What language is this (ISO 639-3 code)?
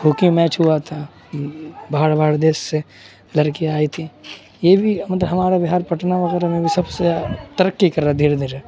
urd